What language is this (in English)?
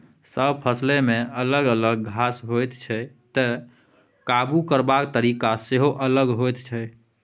Maithili